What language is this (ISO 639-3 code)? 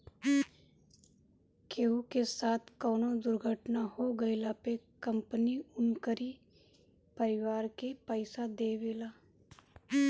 bho